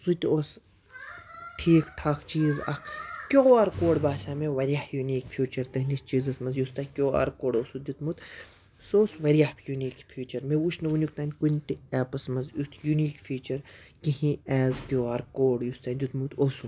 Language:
Kashmiri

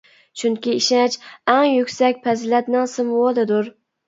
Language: Uyghur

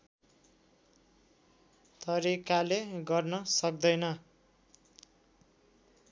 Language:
Nepali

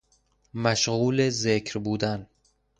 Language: Persian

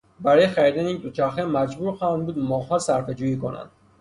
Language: Persian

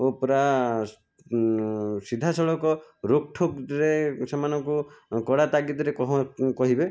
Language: Odia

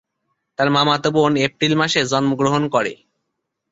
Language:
Bangla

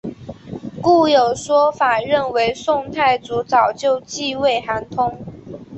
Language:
Chinese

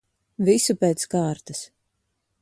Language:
Latvian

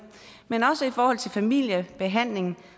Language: Danish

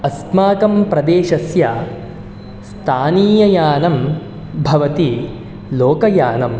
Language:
Sanskrit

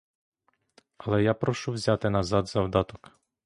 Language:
Ukrainian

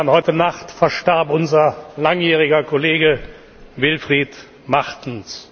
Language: German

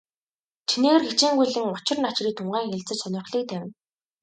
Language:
Mongolian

